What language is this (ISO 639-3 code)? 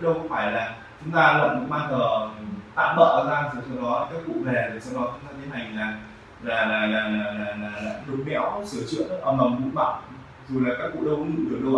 vie